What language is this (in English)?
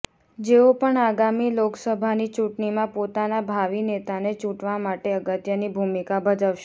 Gujarati